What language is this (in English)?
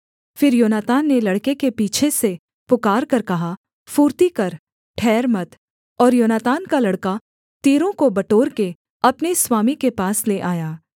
Hindi